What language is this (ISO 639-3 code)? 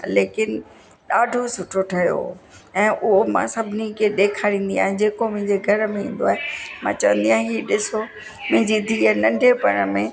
snd